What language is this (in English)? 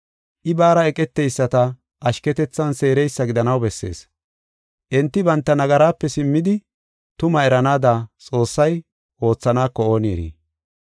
Gofa